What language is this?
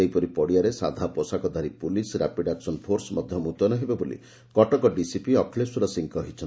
Odia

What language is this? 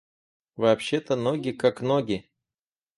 Russian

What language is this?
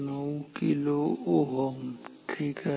Marathi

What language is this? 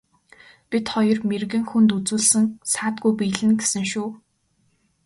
Mongolian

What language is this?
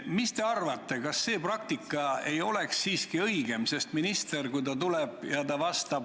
Estonian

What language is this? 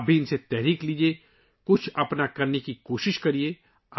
Urdu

